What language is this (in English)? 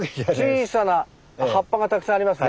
Japanese